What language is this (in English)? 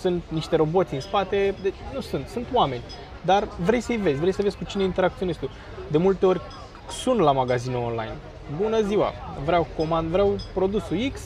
Romanian